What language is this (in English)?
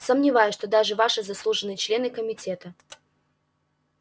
Russian